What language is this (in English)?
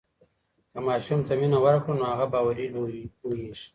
Pashto